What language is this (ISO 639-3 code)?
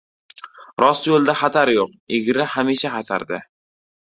uzb